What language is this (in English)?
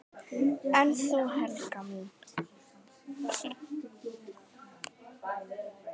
Icelandic